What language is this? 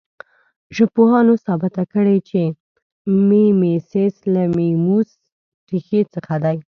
Pashto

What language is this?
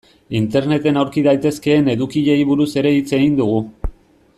Basque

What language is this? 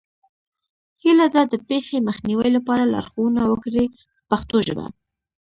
Pashto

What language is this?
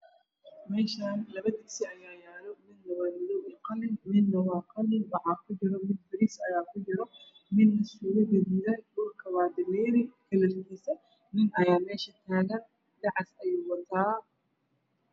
Somali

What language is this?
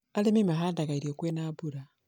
Kikuyu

